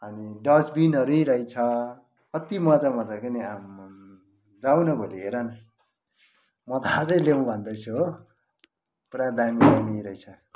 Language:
Nepali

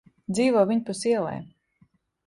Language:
Latvian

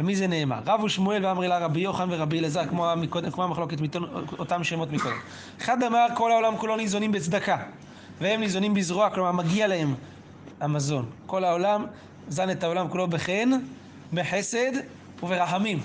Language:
Hebrew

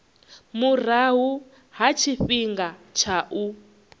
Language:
Venda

